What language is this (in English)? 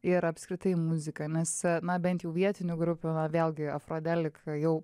Lithuanian